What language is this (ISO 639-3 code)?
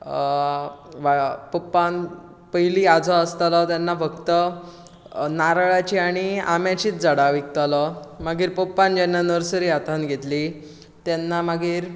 kok